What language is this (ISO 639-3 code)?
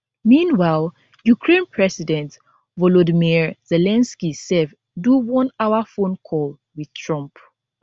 pcm